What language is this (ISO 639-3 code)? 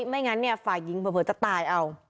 tha